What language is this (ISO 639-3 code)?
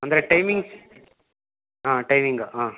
kan